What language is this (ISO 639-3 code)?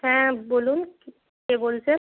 ben